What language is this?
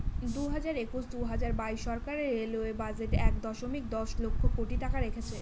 Bangla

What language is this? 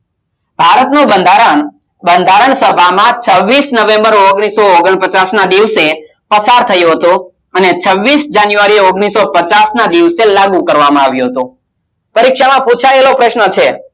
Gujarati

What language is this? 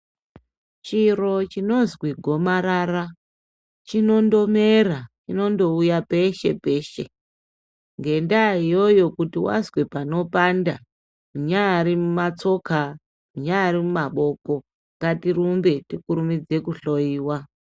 Ndau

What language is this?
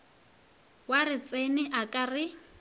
Northern Sotho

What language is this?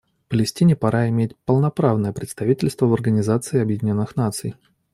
Russian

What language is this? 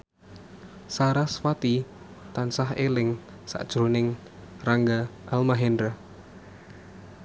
Javanese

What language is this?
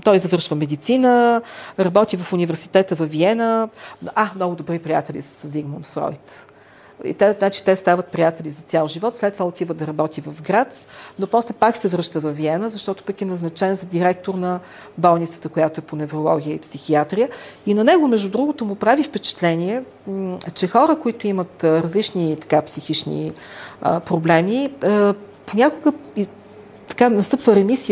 Bulgarian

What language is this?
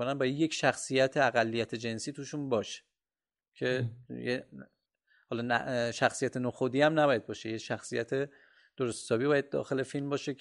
Persian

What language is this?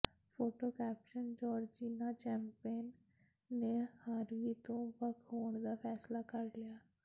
Punjabi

